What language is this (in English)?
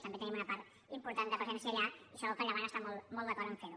Catalan